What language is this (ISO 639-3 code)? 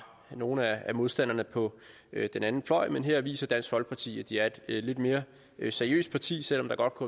dan